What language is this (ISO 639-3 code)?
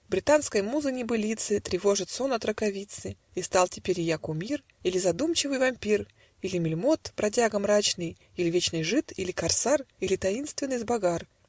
rus